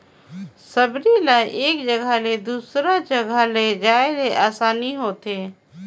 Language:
Chhattisgarhi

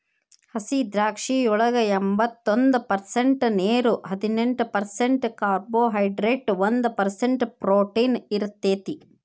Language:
Kannada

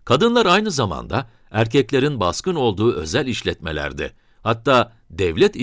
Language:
Turkish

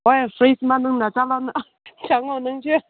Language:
Manipuri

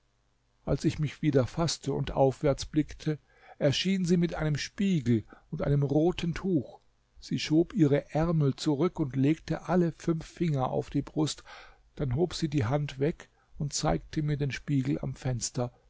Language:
German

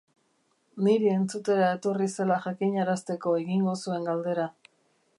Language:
Basque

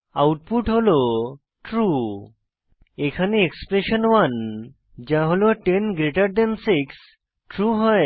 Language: Bangla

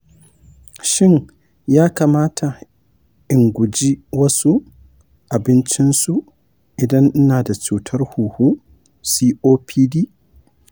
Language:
Hausa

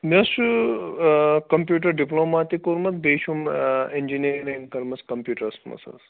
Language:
Kashmiri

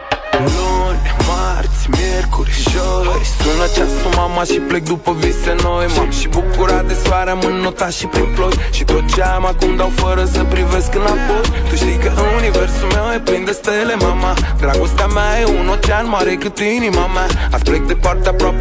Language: Romanian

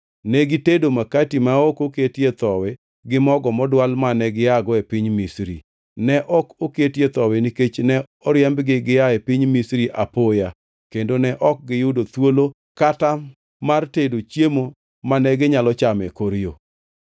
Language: Luo (Kenya and Tanzania)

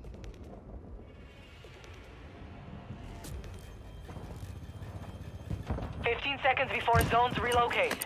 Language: English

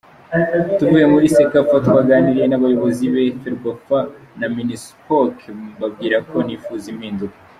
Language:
Kinyarwanda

